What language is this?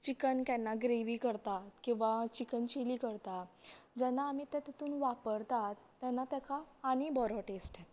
Konkani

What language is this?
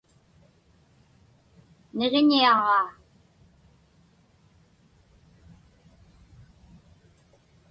Inupiaq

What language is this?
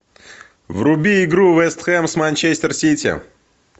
Russian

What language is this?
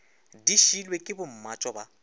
Northern Sotho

